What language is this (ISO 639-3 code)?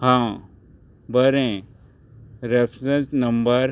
kok